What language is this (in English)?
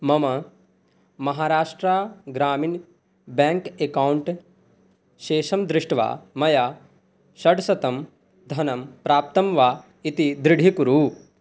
Sanskrit